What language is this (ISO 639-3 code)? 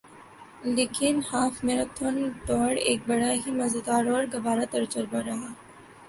urd